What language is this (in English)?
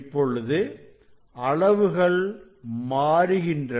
Tamil